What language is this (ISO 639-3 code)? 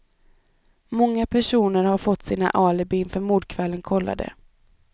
swe